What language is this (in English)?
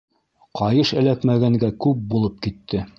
Bashkir